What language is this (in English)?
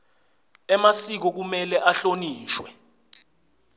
Swati